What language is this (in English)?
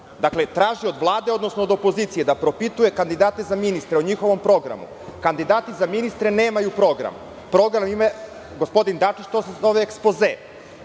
Serbian